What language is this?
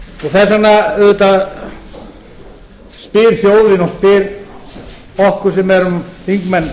Icelandic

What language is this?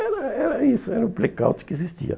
Portuguese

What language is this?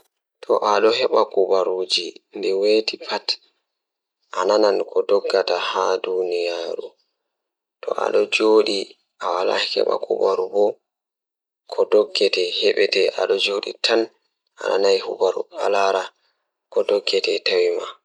Fula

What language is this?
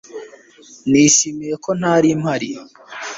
Kinyarwanda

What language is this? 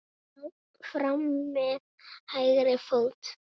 Icelandic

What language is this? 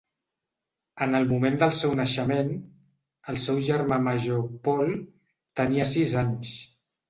Catalan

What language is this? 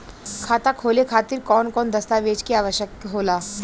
Bhojpuri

